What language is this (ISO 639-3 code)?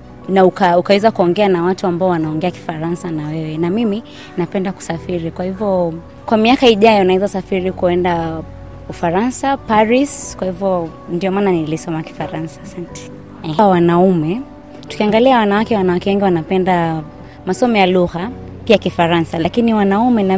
swa